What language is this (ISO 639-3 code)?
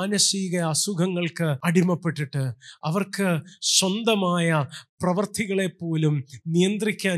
mal